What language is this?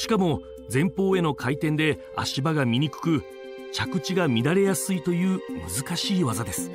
Japanese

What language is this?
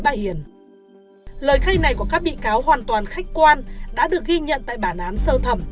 Vietnamese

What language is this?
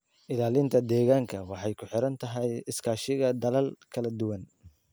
Somali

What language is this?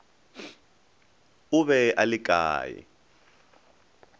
Northern Sotho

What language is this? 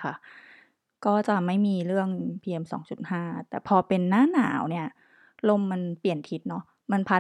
Thai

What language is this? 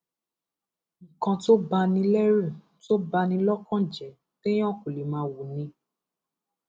Yoruba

